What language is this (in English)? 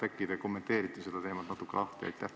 Estonian